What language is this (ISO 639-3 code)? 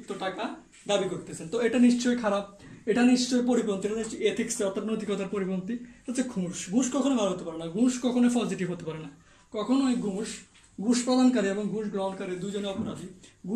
tur